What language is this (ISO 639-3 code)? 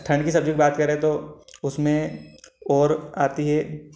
hin